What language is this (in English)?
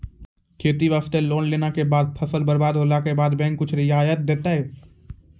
Maithili